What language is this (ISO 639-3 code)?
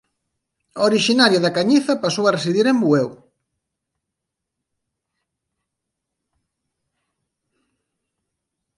glg